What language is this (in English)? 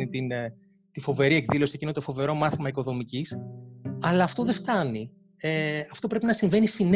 Greek